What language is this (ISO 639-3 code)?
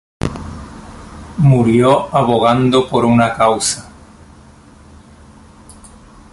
spa